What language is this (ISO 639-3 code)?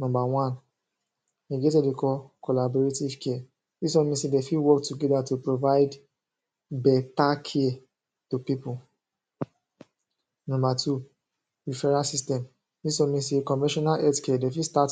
pcm